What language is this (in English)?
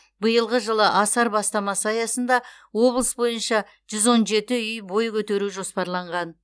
Kazakh